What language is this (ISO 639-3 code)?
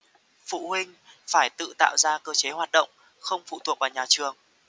vie